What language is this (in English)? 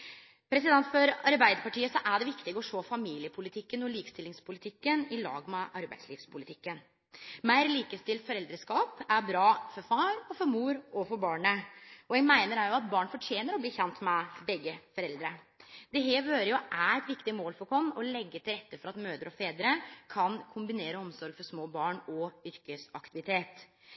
Norwegian Nynorsk